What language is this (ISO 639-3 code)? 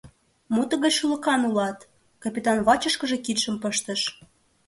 chm